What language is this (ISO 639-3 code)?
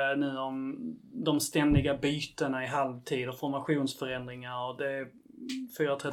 swe